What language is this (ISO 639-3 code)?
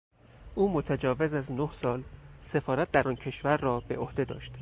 fas